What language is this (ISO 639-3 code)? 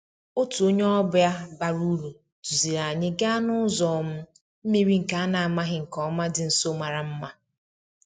ibo